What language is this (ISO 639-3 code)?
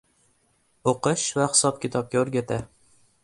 uzb